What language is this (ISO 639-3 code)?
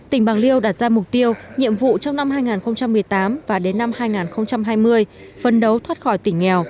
vie